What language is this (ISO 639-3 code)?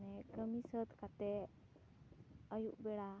sat